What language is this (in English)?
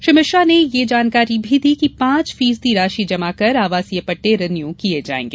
Hindi